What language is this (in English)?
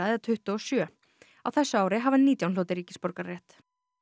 Icelandic